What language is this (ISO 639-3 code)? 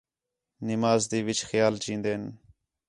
xhe